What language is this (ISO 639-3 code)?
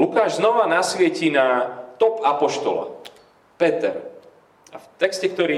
slk